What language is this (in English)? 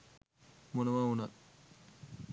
Sinhala